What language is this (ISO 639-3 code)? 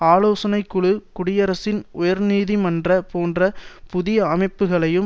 tam